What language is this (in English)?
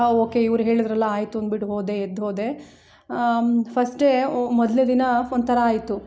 Kannada